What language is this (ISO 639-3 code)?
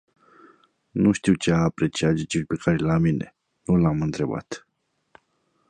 ron